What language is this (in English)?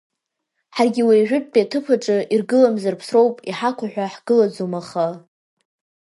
Abkhazian